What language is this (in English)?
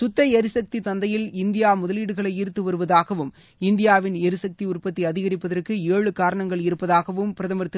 Tamil